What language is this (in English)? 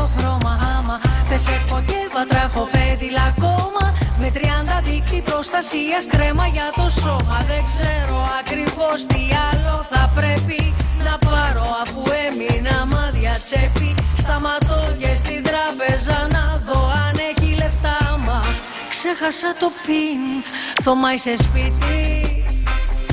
Greek